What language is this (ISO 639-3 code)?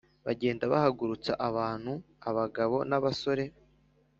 kin